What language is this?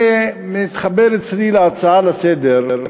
Hebrew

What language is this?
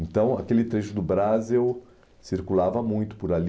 Portuguese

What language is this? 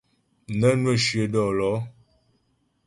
Ghomala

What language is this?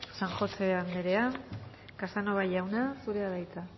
Basque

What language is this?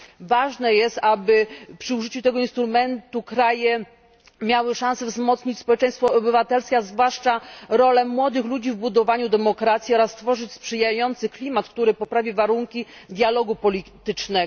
Polish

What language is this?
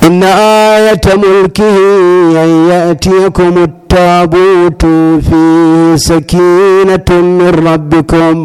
Arabic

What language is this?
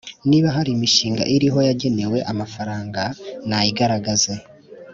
Kinyarwanda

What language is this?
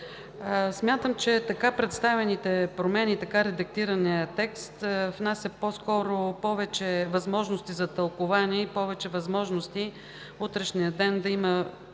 Bulgarian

